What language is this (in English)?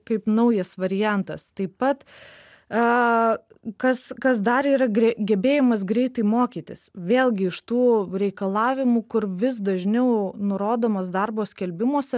Lithuanian